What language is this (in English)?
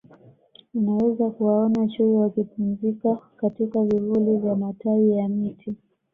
Swahili